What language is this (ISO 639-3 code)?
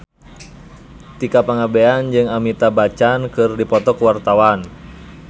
sun